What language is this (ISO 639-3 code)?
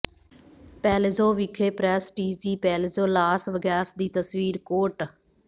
pan